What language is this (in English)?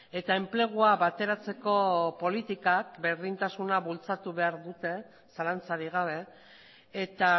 Basque